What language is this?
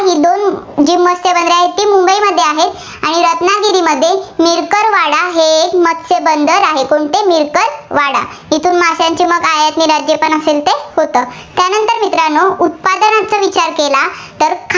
Marathi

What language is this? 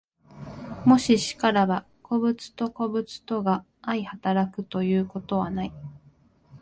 Japanese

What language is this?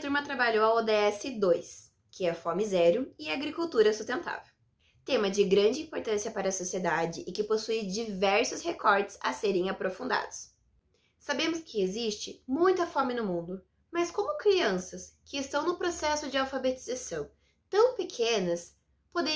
Portuguese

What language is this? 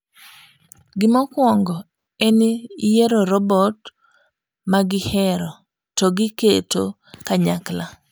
Luo (Kenya and Tanzania)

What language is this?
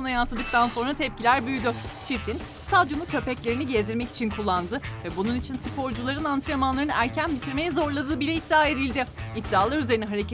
Turkish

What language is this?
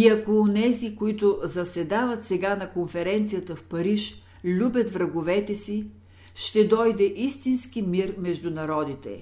Bulgarian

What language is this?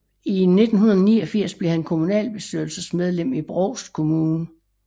Danish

